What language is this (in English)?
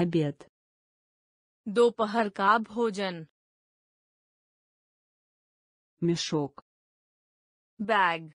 Russian